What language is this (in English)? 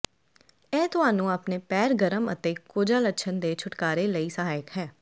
Punjabi